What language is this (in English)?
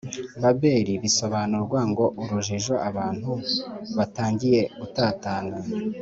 Kinyarwanda